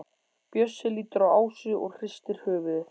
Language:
Icelandic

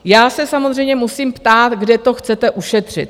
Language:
Czech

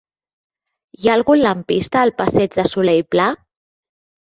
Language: Catalan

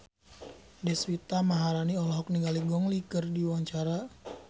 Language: Sundanese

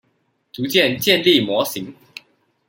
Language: Chinese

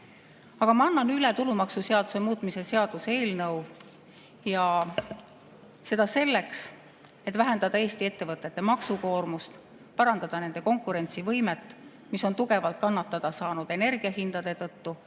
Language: Estonian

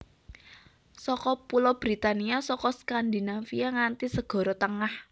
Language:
Javanese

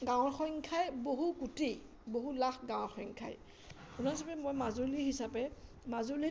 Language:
Assamese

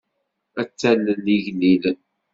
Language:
Kabyle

